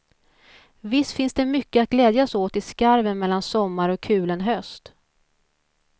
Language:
Swedish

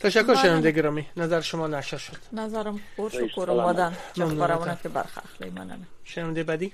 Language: Persian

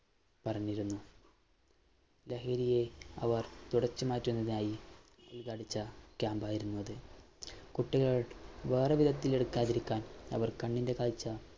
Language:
Malayalam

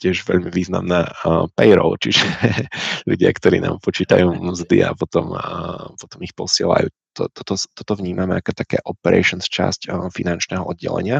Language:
Czech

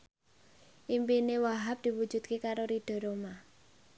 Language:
Javanese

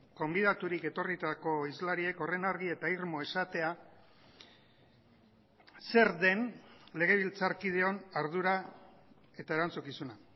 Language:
Basque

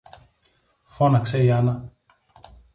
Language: Greek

